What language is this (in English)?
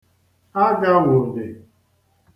Igbo